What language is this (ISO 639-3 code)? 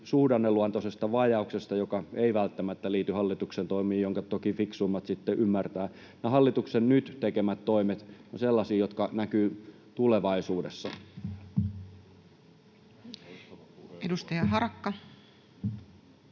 fin